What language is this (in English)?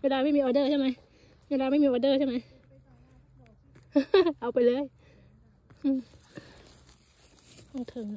Thai